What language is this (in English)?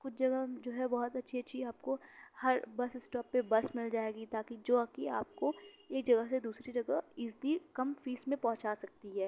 Urdu